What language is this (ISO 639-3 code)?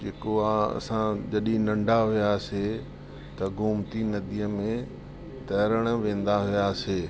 snd